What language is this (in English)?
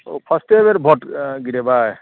Maithili